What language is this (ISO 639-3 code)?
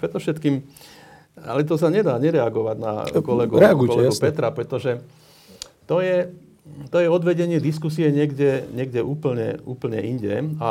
slk